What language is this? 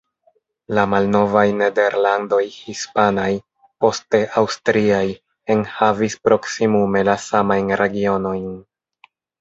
Esperanto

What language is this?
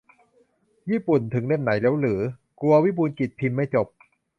Thai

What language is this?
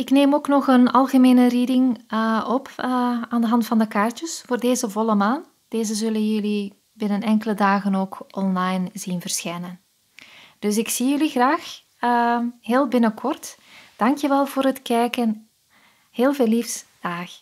Dutch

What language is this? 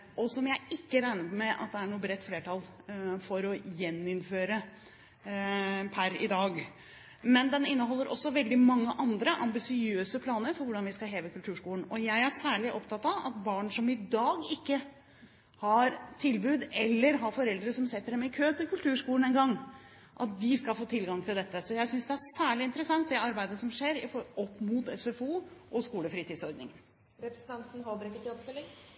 Norwegian Bokmål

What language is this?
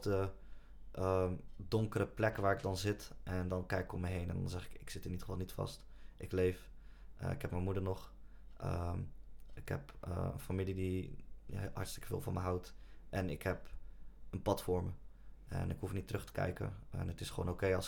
Dutch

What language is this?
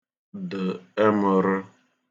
Igbo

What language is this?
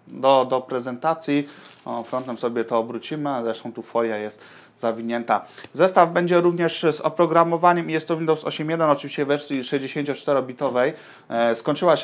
Polish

